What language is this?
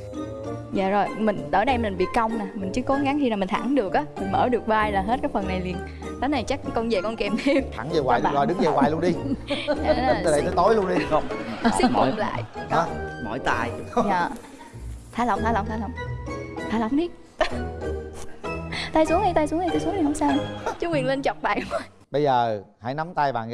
Vietnamese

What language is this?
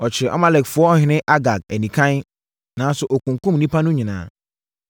Akan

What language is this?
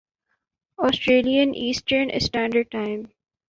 Urdu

